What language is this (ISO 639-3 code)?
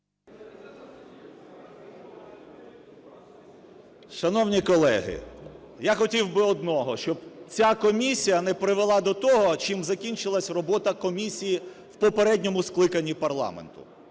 ukr